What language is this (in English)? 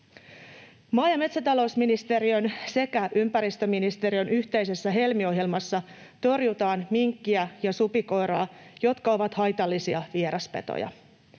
Finnish